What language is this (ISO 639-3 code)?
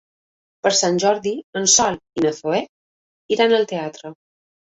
cat